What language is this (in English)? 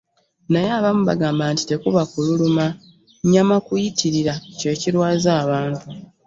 Ganda